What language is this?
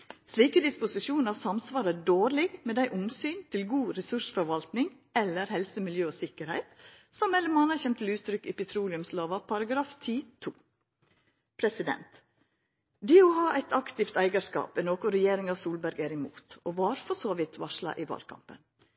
Norwegian Nynorsk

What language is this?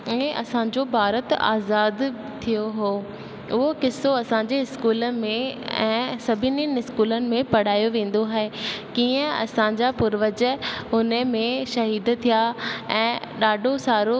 Sindhi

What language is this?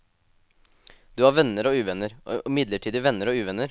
Norwegian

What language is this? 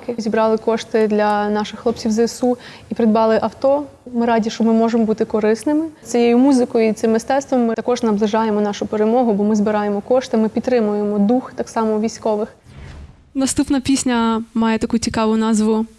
Ukrainian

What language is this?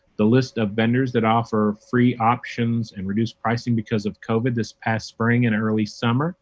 English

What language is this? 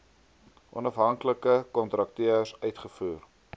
Afrikaans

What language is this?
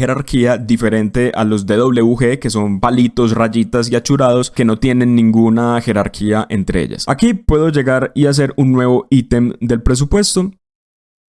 Spanish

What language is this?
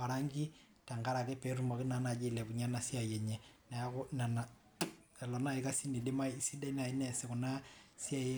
Masai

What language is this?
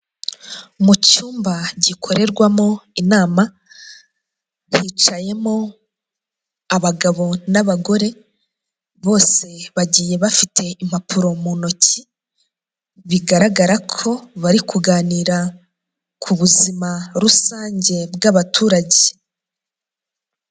Kinyarwanda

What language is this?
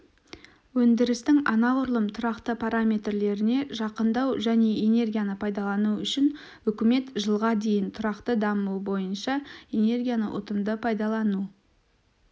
Kazakh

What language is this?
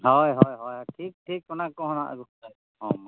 Santali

